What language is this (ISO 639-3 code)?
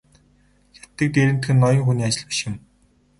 mon